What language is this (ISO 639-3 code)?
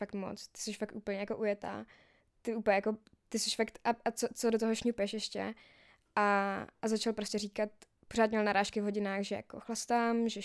ces